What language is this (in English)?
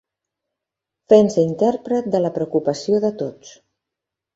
Catalan